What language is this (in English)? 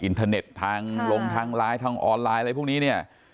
Thai